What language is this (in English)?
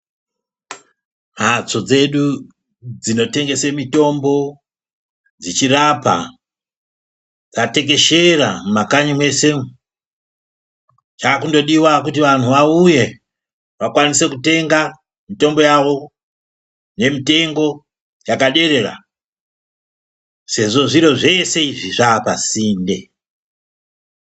Ndau